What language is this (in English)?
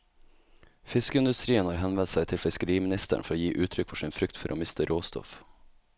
Norwegian